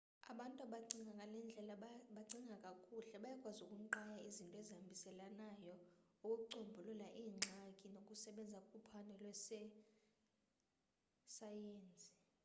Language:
Xhosa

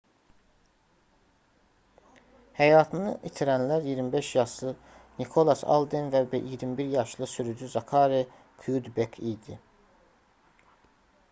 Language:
Azerbaijani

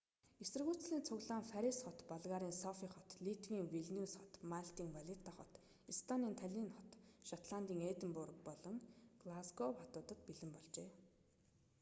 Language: Mongolian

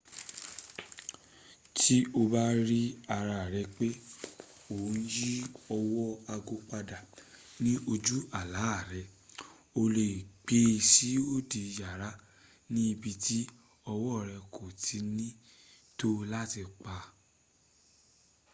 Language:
Yoruba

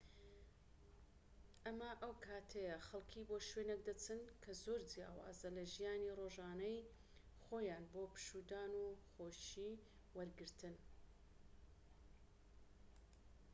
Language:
Central Kurdish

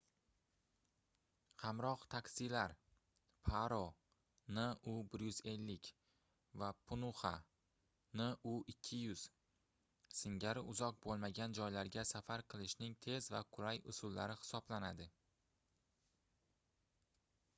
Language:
Uzbek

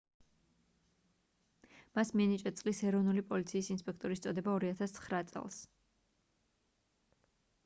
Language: Georgian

